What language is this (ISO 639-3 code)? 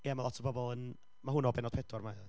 cym